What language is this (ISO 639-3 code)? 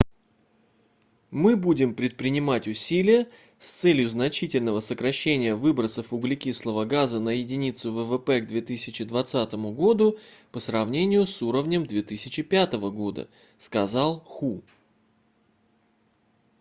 rus